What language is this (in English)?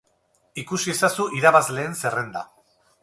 Basque